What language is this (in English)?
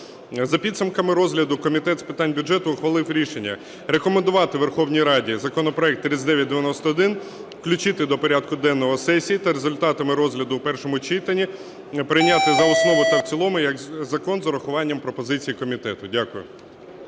Ukrainian